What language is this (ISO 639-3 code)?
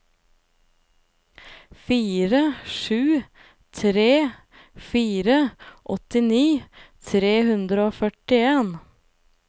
nor